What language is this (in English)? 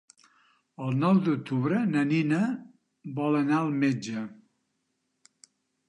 Catalan